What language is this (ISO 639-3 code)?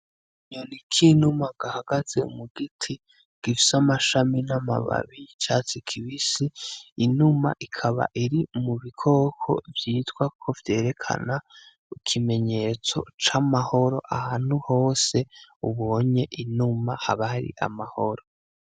run